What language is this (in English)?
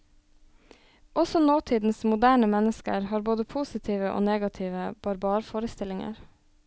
Norwegian